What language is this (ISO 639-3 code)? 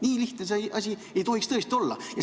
est